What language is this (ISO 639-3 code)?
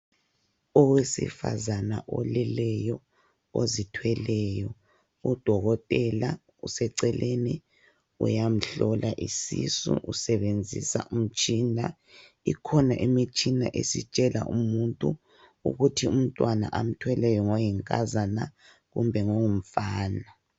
nde